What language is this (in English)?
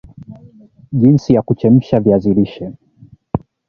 Swahili